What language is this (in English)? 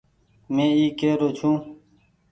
Goaria